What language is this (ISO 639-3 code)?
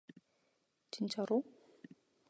kor